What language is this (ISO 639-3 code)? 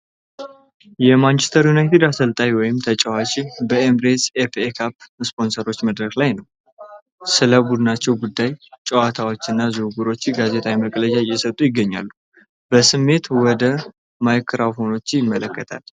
amh